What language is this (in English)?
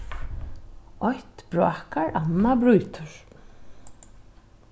Faroese